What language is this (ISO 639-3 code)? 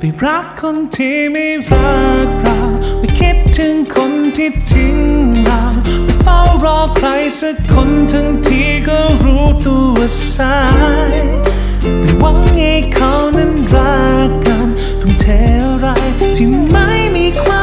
tha